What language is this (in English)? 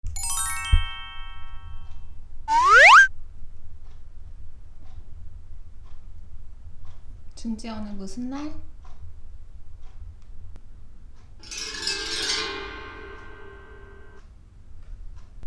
Dutch